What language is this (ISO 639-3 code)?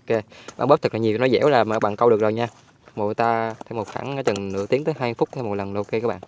vie